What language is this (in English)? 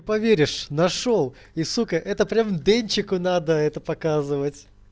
Russian